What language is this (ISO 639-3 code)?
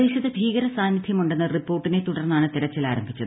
mal